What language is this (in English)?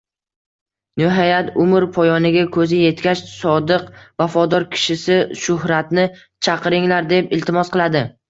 Uzbek